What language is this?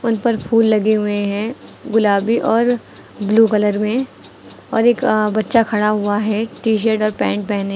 Hindi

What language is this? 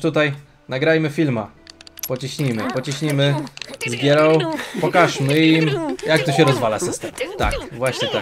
Polish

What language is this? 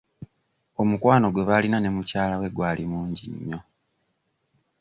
Ganda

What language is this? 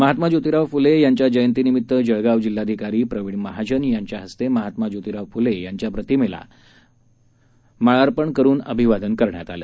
Marathi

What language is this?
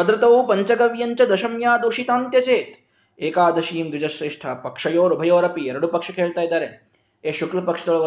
Kannada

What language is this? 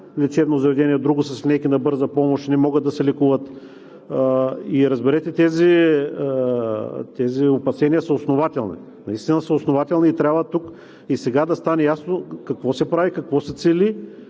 Bulgarian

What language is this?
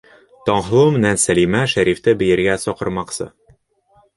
Bashkir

